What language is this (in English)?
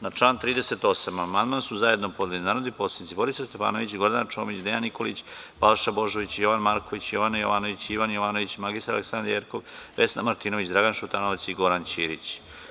Serbian